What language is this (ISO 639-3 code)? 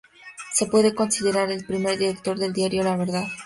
spa